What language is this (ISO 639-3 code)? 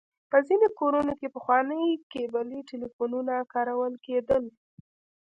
pus